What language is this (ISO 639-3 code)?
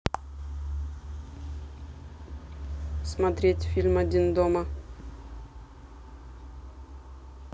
rus